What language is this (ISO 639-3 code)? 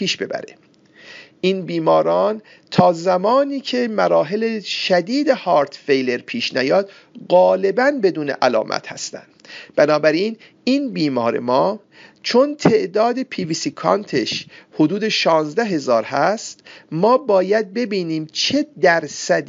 fas